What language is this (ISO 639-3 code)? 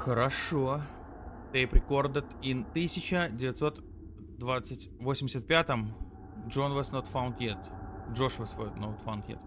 rus